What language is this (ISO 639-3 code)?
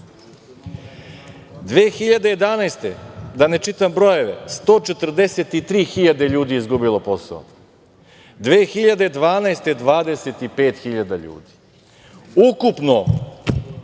srp